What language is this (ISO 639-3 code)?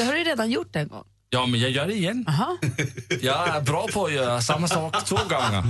swe